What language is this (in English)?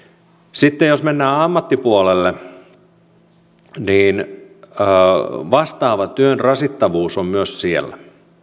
Finnish